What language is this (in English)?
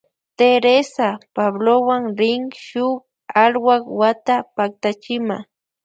Loja Highland Quichua